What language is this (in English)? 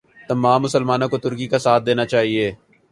Urdu